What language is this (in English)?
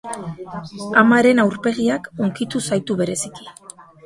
Basque